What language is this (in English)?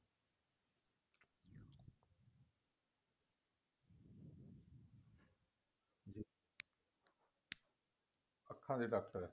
Punjabi